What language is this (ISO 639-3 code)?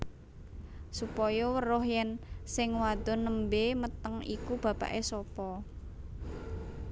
jav